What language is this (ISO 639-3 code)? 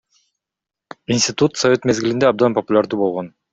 kir